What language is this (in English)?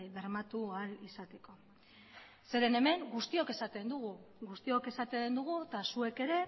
Basque